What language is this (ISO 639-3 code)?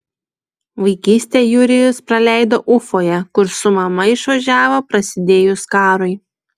lit